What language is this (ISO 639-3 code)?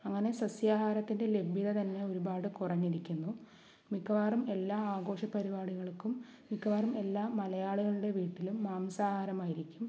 mal